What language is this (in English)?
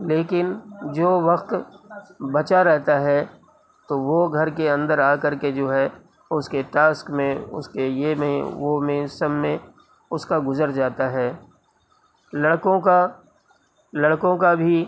Urdu